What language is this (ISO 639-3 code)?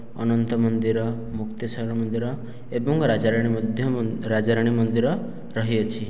ori